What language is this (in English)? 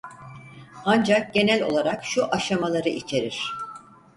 Turkish